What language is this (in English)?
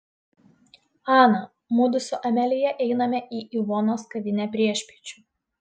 Lithuanian